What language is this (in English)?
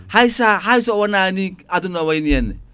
Fula